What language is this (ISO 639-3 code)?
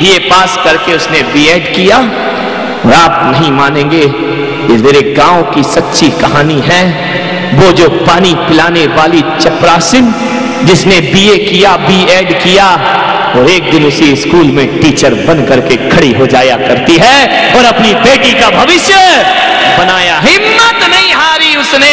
hin